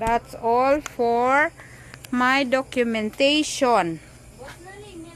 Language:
Filipino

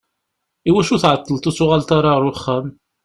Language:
Kabyle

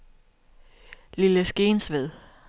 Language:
Danish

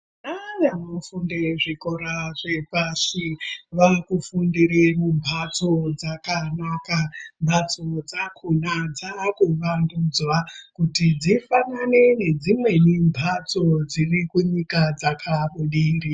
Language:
Ndau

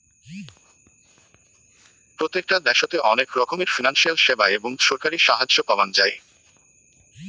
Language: Bangla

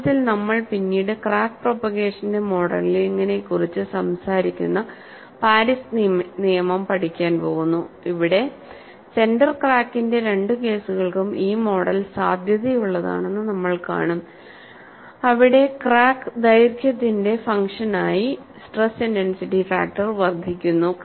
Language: Malayalam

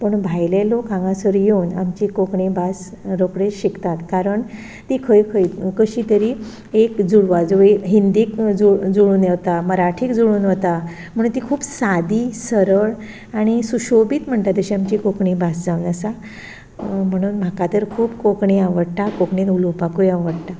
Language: Konkani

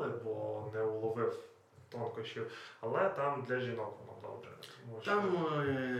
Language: Ukrainian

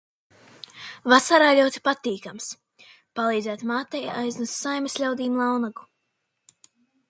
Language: Latvian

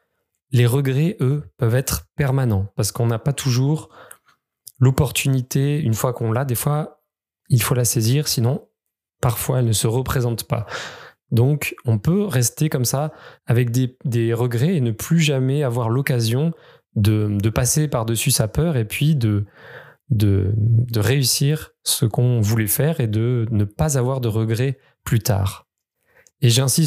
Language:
French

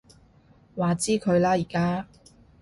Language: Cantonese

